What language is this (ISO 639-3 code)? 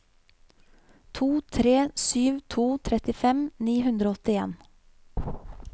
nor